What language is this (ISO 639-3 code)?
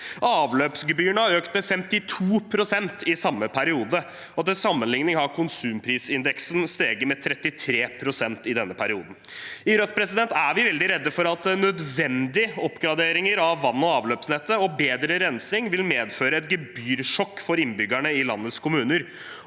nor